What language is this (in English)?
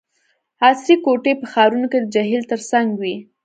Pashto